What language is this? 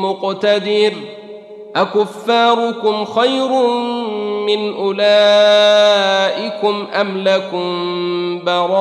Arabic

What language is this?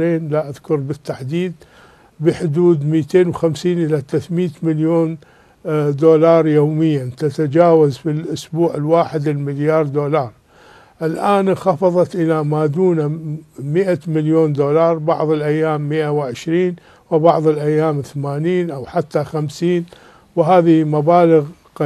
Arabic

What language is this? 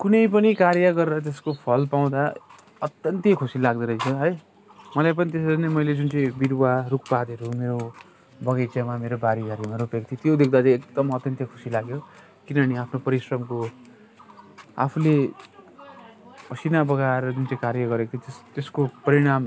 Nepali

